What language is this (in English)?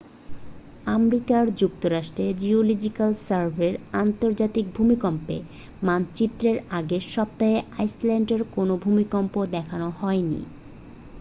Bangla